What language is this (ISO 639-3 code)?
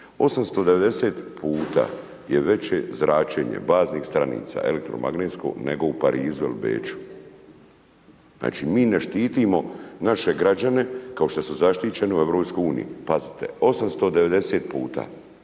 hrv